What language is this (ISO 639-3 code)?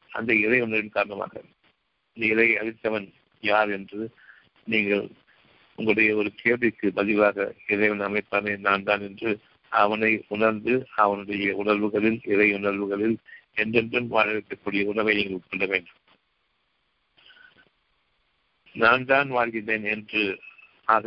tam